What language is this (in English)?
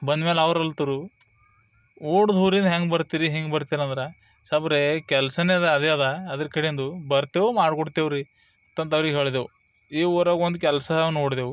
Kannada